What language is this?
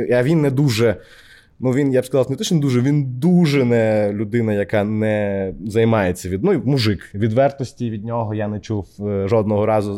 Ukrainian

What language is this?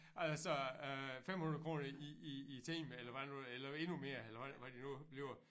Danish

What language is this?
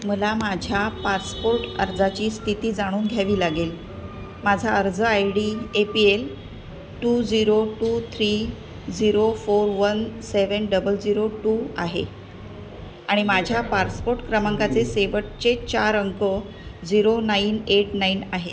Marathi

